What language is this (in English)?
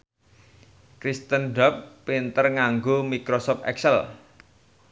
Javanese